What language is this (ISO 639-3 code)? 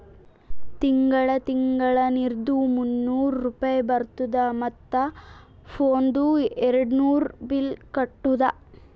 kan